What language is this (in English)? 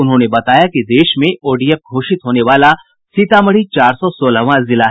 Hindi